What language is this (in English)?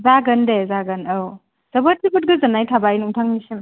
Bodo